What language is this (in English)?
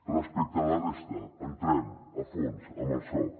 Catalan